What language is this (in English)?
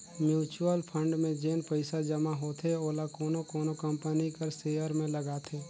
Chhattisgarhi